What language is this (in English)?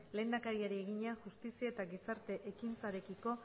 Basque